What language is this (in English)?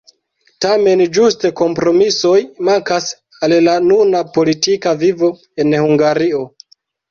Esperanto